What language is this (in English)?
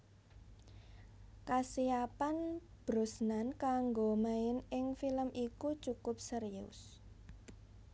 Javanese